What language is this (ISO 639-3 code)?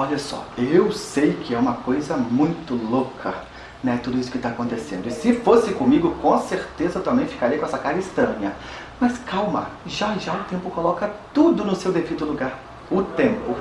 por